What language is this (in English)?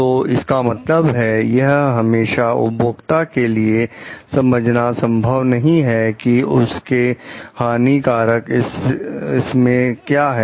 Hindi